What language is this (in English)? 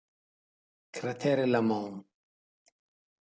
Italian